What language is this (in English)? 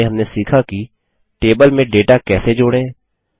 Hindi